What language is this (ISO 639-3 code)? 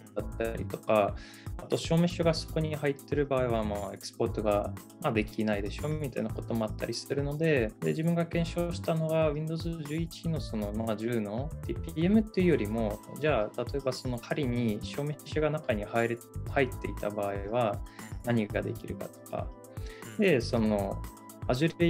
jpn